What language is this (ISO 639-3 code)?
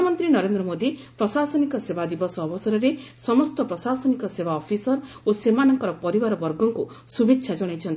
ori